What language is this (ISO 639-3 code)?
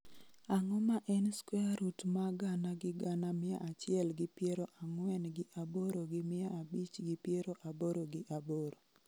luo